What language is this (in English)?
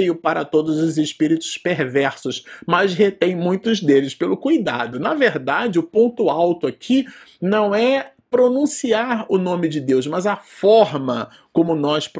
Portuguese